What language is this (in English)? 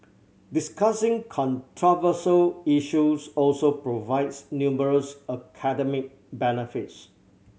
English